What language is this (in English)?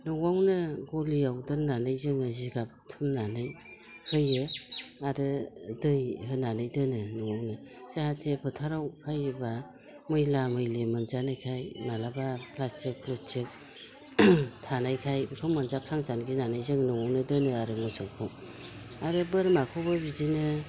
Bodo